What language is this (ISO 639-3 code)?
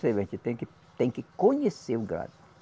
por